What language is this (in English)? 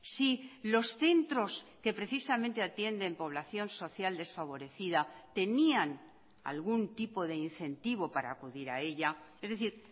Spanish